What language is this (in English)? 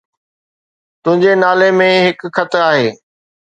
Sindhi